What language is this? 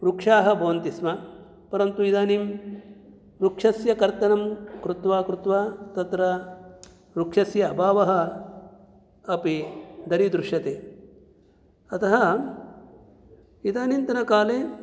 Sanskrit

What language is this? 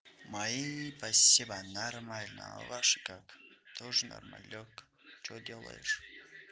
Russian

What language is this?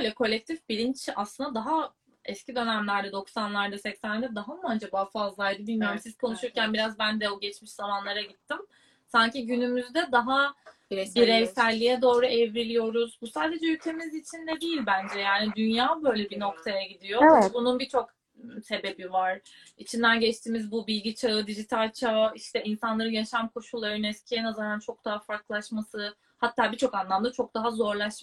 Turkish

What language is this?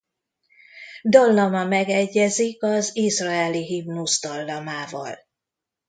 Hungarian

